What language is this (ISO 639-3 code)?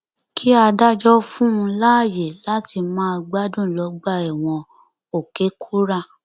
yor